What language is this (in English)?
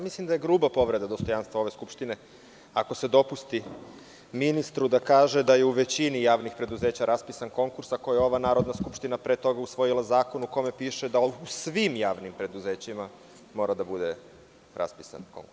Serbian